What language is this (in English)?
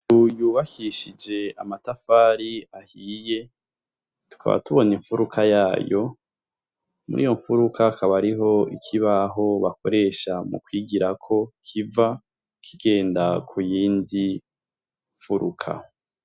Rundi